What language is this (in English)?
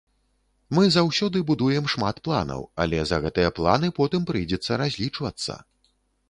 Belarusian